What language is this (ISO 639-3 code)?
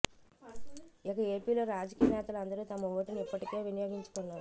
tel